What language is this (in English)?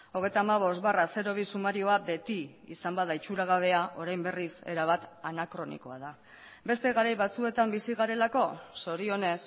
Basque